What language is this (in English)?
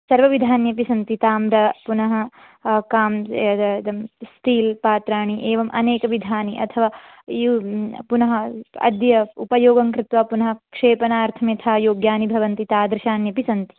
Sanskrit